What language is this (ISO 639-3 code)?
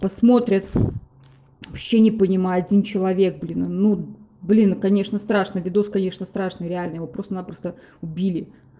rus